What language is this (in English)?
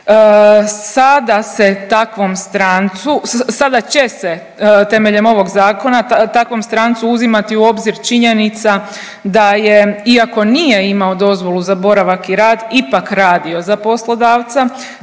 Croatian